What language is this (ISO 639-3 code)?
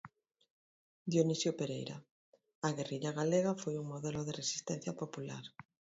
glg